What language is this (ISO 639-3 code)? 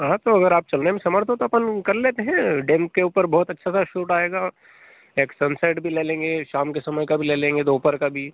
hin